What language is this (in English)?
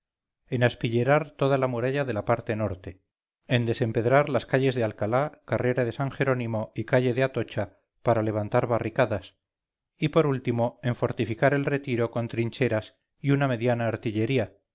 Spanish